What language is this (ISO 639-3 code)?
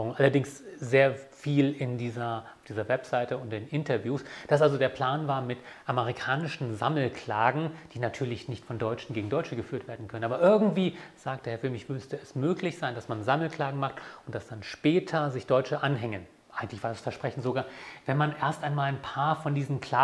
deu